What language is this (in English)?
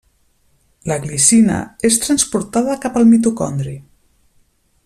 Catalan